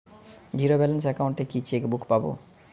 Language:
Bangla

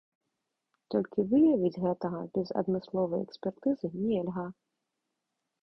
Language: Belarusian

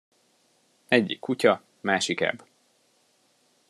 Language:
Hungarian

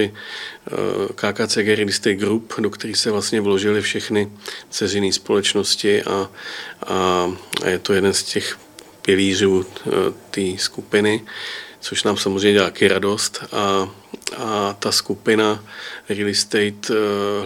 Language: Czech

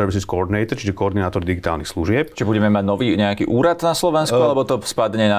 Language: Slovak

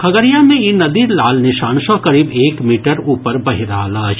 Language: Maithili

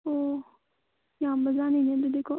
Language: Manipuri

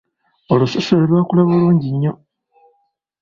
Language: Ganda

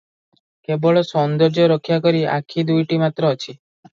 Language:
Odia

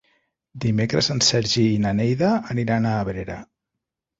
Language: Catalan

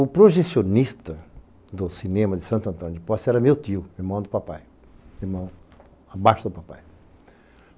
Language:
Portuguese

